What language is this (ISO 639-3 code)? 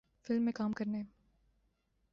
urd